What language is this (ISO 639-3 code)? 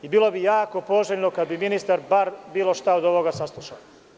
srp